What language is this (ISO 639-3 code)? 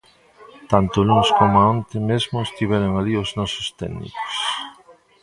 glg